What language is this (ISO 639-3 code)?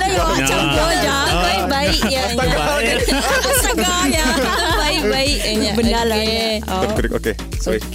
msa